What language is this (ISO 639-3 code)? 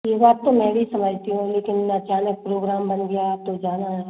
hin